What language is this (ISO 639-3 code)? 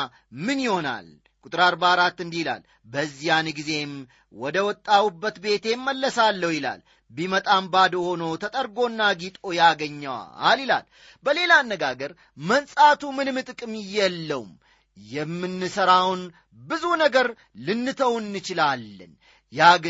amh